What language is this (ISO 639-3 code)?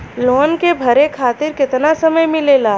bho